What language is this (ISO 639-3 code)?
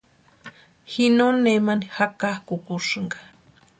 pua